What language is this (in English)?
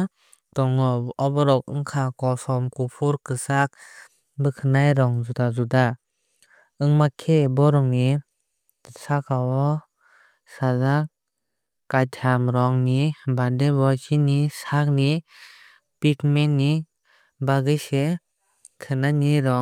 Kok Borok